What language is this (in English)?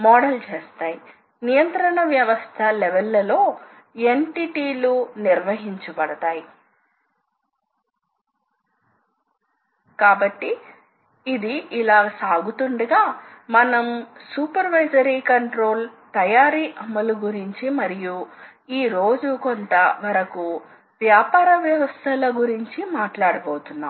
Telugu